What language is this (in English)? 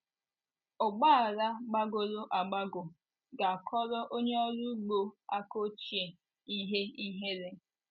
Igbo